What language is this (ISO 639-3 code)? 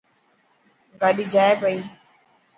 mki